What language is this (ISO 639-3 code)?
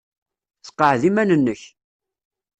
kab